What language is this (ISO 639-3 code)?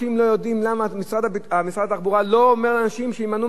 heb